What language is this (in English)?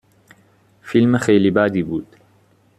Persian